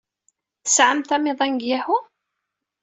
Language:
Kabyle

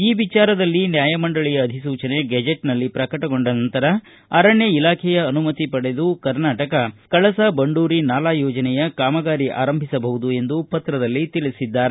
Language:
Kannada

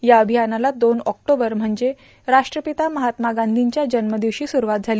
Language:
Marathi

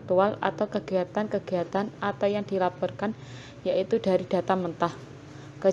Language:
Indonesian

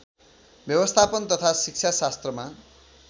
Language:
Nepali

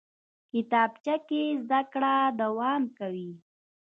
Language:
Pashto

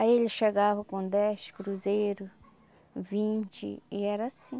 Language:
Portuguese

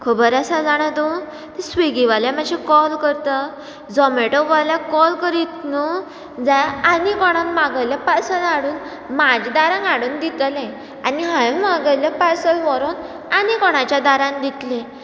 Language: Konkani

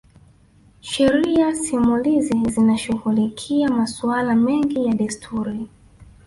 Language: Swahili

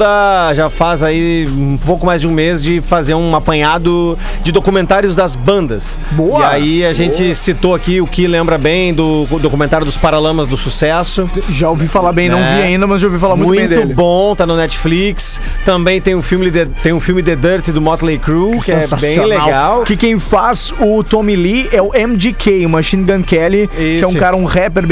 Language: Portuguese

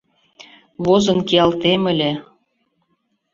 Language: Mari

